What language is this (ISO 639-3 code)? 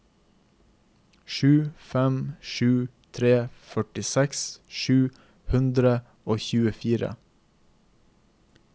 nor